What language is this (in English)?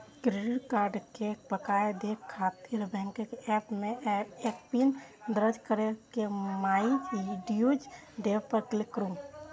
Maithili